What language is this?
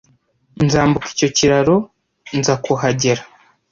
Kinyarwanda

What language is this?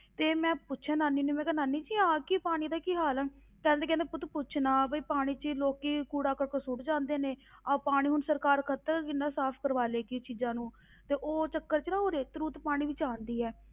Punjabi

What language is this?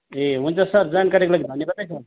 Nepali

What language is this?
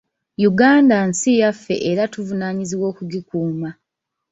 Ganda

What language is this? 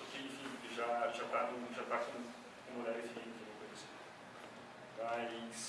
Portuguese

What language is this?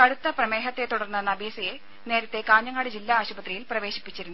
Malayalam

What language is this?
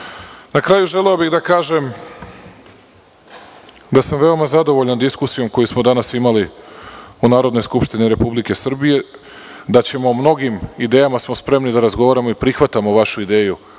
Serbian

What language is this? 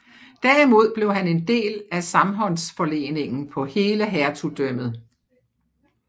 Danish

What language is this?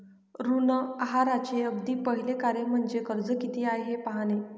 Marathi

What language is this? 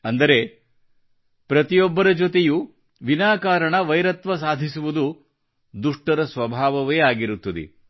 Kannada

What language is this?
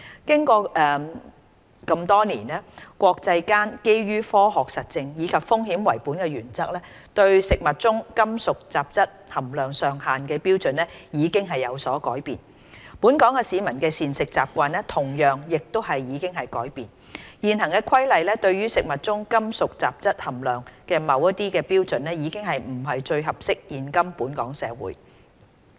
Cantonese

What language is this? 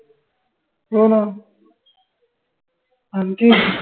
Marathi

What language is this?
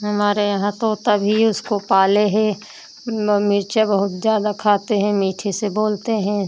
Hindi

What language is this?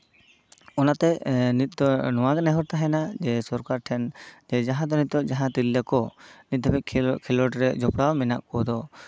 Santali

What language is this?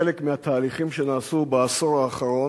Hebrew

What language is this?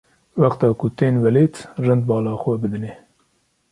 Kurdish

